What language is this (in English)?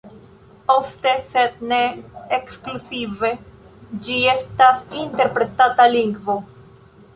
Esperanto